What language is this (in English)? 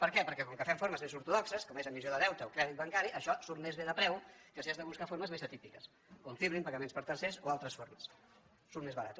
Catalan